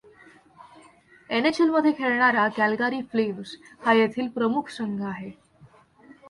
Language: Marathi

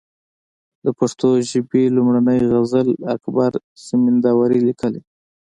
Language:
Pashto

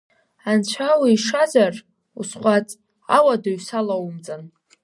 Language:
Abkhazian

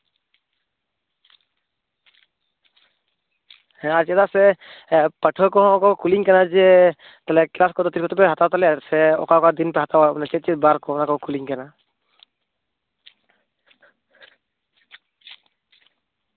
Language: Santali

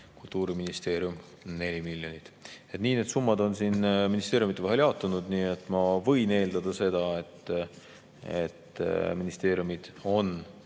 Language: Estonian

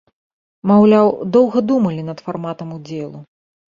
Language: Belarusian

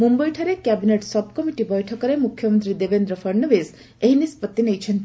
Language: Odia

